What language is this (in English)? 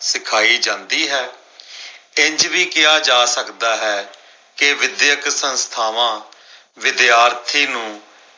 Punjabi